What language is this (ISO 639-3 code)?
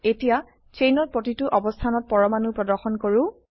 asm